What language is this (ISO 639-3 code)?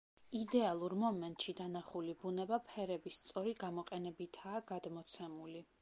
kat